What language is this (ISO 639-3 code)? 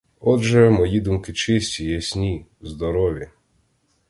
ukr